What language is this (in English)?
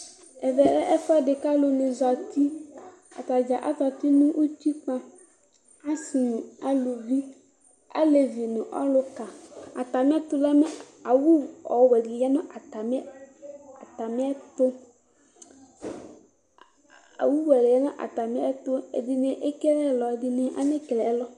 Ikposo